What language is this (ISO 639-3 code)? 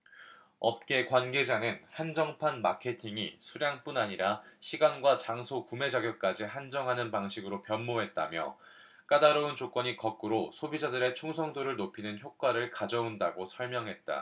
kor